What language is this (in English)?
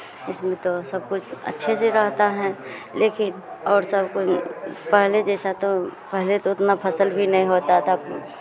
Hindi